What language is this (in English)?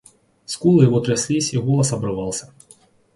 Russian